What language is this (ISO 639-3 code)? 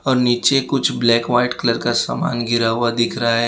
hin